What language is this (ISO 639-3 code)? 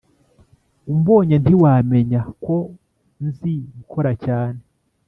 kin